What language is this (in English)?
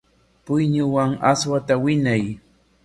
Corongo Ancash Quechua